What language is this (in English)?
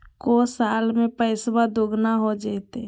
Magahi